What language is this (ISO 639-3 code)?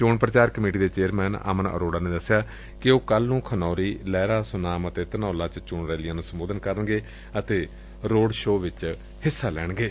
pan